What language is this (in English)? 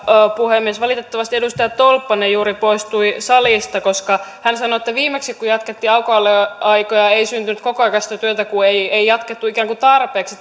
Finnish